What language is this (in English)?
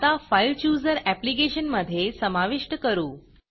Marathi